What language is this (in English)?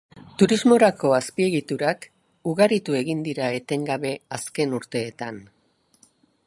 Basque